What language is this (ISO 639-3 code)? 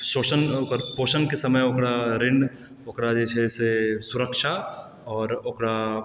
mai